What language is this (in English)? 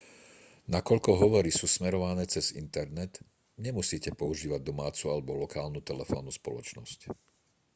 Slovak